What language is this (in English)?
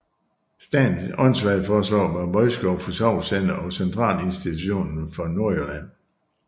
Danish